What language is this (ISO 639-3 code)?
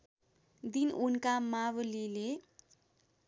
nep